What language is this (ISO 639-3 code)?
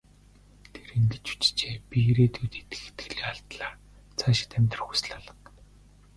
mon